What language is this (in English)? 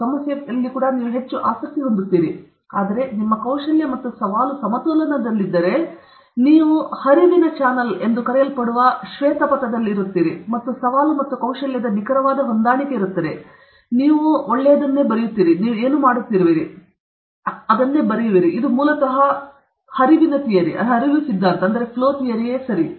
Kannada